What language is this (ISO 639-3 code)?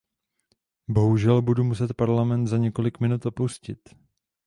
ces